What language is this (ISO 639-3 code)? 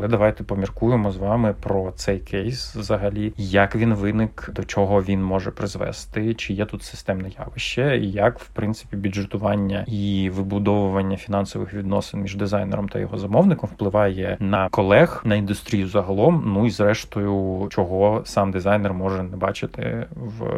ukr